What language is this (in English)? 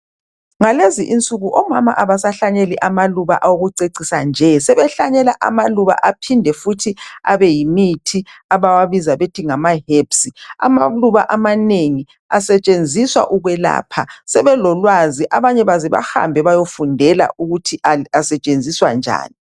North Ndebele